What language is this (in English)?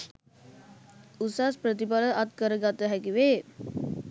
Sinhala